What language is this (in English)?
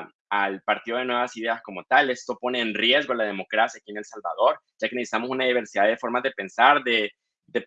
Spanish